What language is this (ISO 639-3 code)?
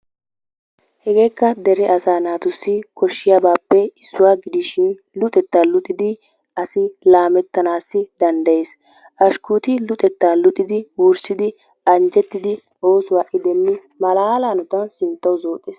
wal